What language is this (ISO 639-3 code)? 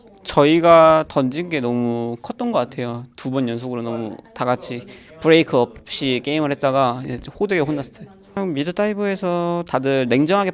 kor